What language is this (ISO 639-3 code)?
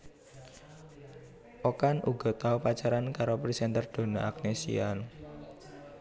jav